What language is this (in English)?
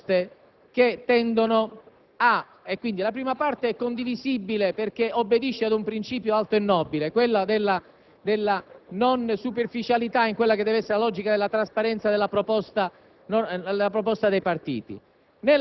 Italian